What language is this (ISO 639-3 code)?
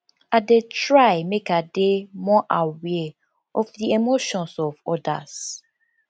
pcm